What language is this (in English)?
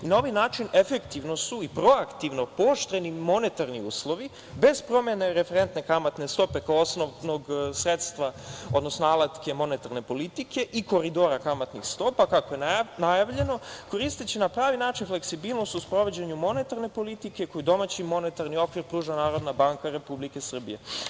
Serbian